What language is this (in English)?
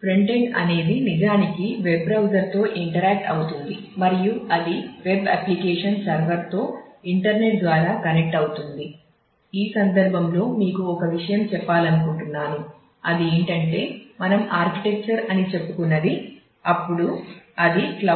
Telugu